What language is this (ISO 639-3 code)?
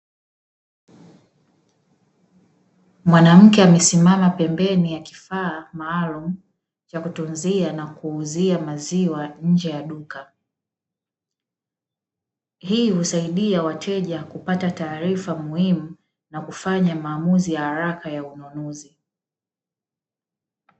swa